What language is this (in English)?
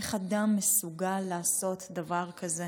Hebrew